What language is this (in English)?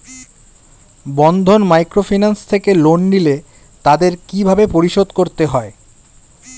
Bangla